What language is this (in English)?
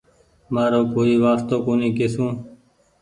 Goaria